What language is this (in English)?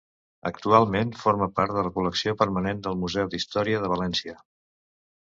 Catalan